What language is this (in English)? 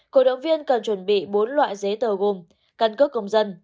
Vietnamese